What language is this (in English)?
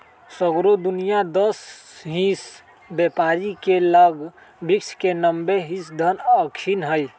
Magahi